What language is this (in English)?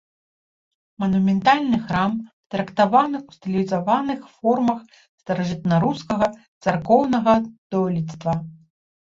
Belarusian